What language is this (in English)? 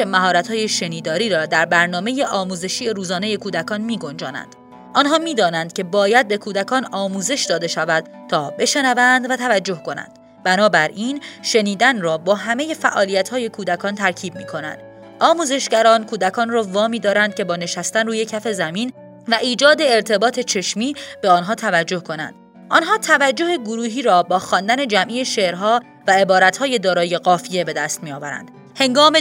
Persian